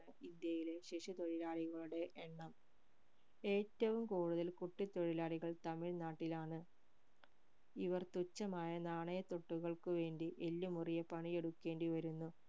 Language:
Malayalam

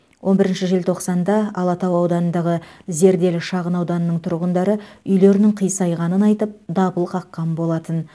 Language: Kazakh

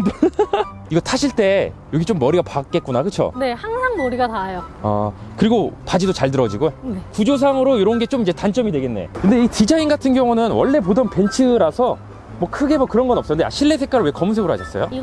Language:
Korean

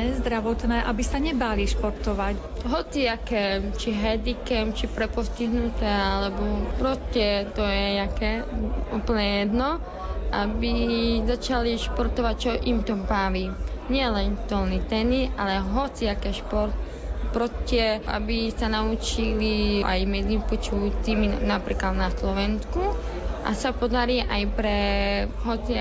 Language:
Slovak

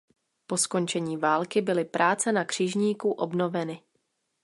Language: Czech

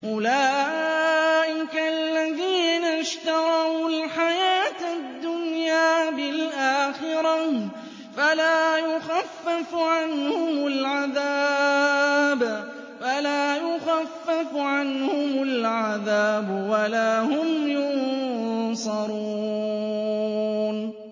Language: Arabic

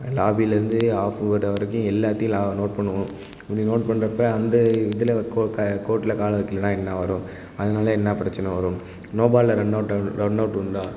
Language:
Tamil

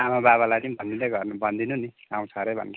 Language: Nepali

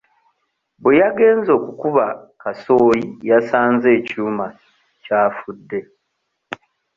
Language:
Ganda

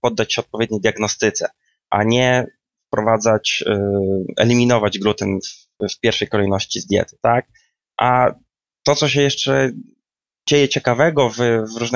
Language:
Polish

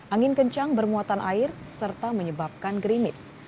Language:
Indonesian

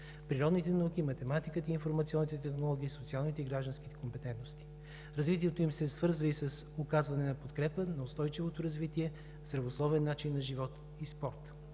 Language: Bulgarian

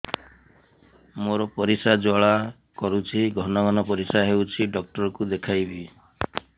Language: Odia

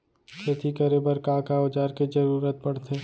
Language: Chhattisgarhi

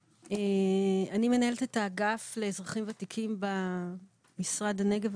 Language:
Hebrew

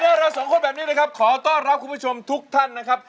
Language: Thai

